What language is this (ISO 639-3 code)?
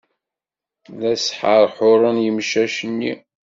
kab